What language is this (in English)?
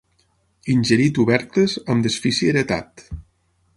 Catalan